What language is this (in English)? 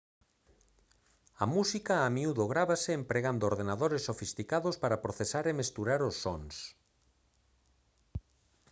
Galician